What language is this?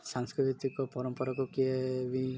Odia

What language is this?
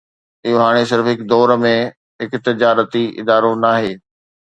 Sindhi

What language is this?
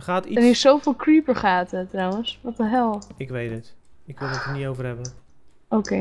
Dutch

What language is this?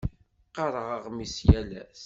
Kabyle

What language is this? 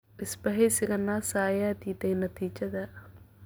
Somali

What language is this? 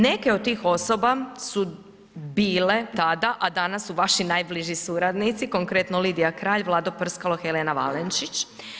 Croatian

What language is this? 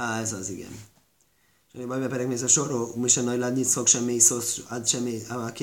Hungarian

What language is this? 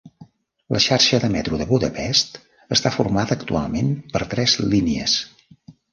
Catalan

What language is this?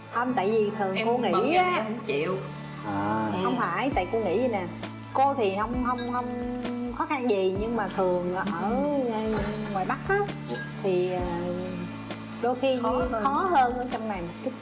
Vietnamese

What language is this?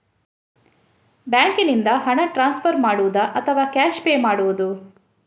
Kannada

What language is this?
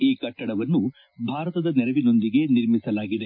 Kannada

